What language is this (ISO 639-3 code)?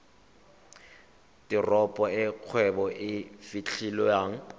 tsn